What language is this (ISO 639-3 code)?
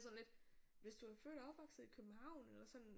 dan